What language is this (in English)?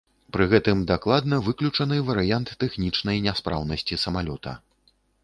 Belarusian